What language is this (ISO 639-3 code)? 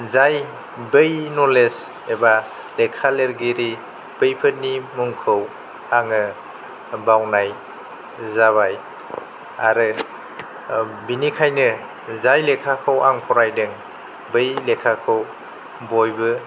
brx